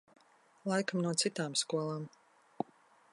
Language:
Latvian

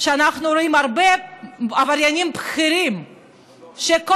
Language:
Hebrew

